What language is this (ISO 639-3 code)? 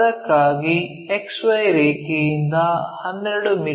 kan